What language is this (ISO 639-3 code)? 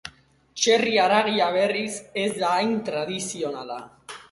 eus